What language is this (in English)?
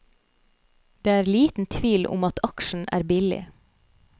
Norwegian